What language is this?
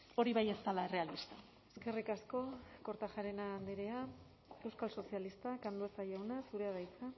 Basque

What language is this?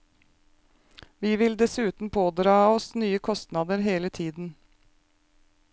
Norwegian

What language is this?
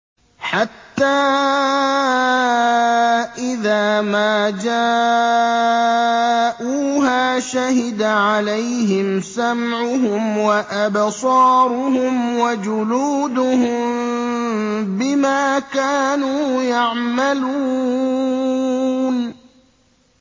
Arabic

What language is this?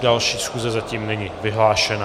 Czech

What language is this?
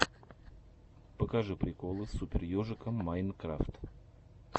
Russian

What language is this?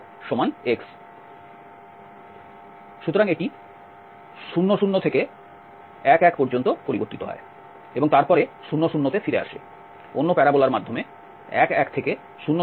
Bangla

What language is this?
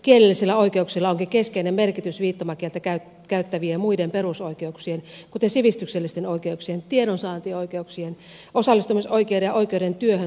Finnish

